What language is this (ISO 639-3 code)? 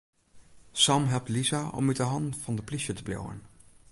fry